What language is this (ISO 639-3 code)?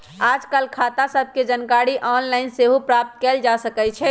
mag